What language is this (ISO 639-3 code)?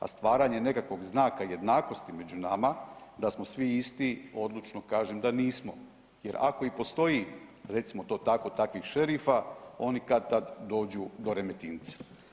hrv